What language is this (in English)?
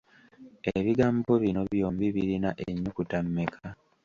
Ganda